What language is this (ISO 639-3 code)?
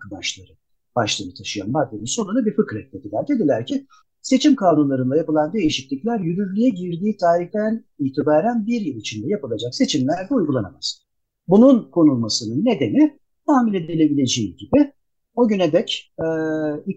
tur